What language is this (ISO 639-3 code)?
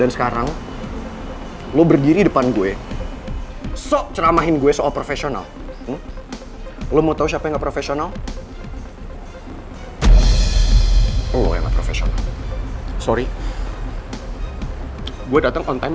ind